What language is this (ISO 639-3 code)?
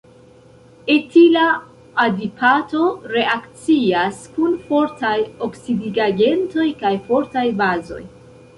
epo